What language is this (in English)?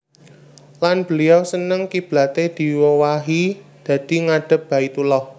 Javanese